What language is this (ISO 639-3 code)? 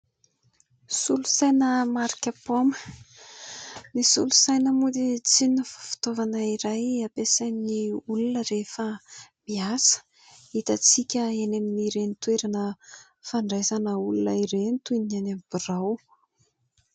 mlg